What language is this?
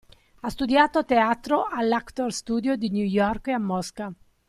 Italian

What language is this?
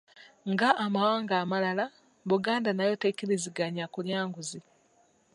Ganda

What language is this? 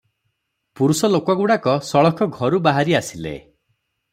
Odia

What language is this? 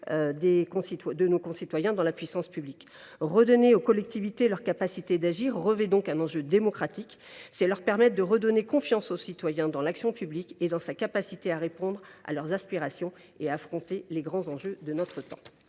French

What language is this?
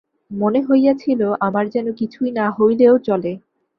Bangla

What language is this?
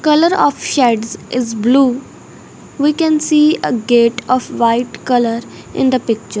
English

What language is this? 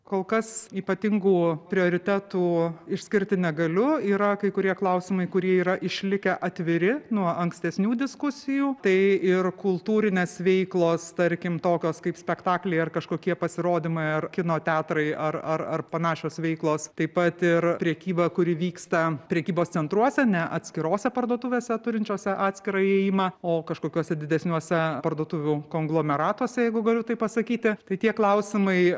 Lithuanian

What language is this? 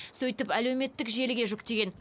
Kazakh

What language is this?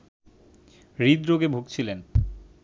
Bangla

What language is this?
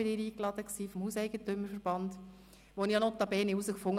Swiss German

